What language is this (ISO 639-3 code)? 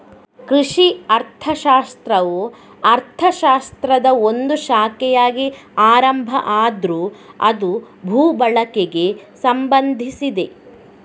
kan